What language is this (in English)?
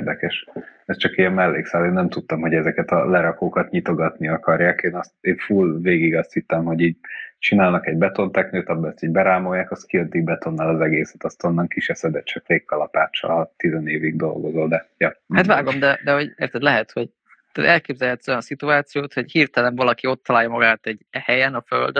Hungarian